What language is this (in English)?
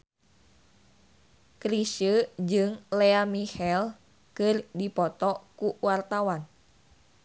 Sundanese